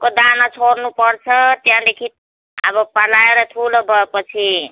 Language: Nepali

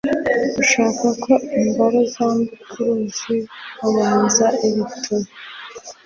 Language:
Kinyarwanda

